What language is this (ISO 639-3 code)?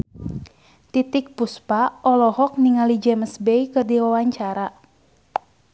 sun